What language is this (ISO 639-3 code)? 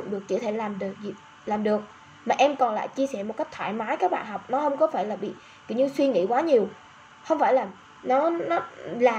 vie